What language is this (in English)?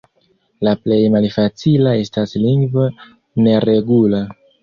Esperanto